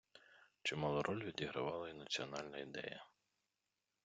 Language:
Ukrainian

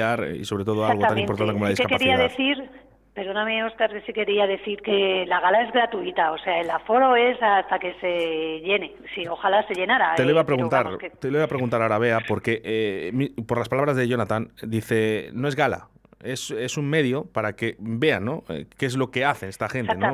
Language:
Spanish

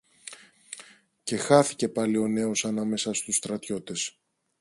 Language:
Greek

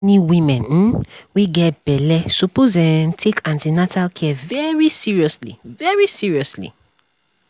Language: Nigerian Pidgin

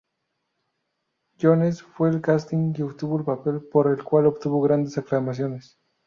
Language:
Spanish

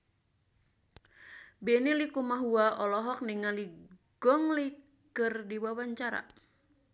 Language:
Sundanese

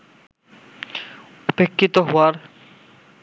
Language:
Bangla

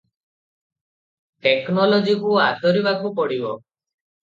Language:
Odia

